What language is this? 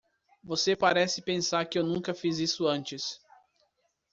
Portuguese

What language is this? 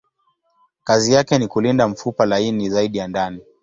Swahili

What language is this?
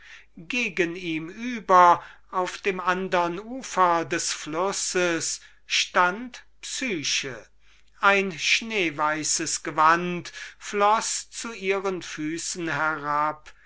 German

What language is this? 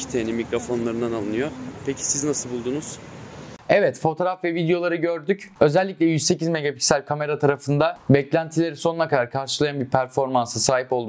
Turkish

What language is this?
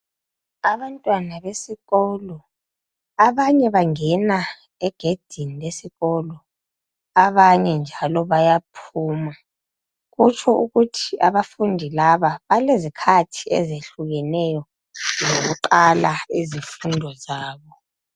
North Ndebele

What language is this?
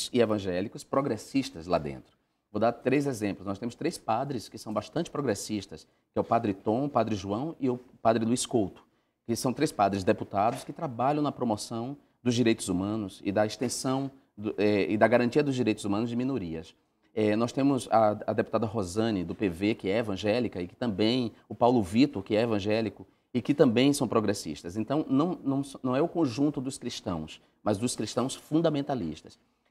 Portuguese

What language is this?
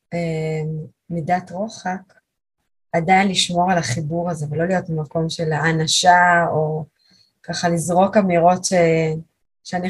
Hebrew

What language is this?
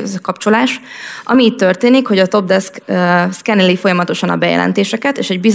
Hungarian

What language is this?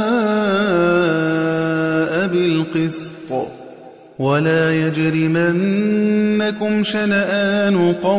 Arabic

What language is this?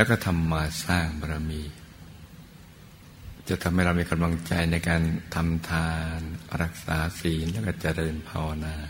Thai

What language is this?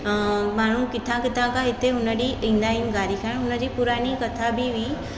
Sindhi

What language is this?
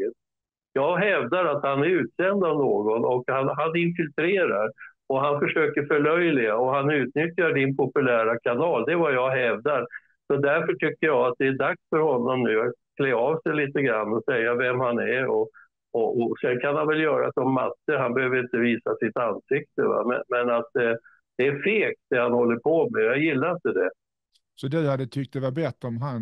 Swedish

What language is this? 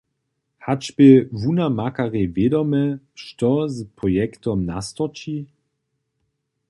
Upper Sorbian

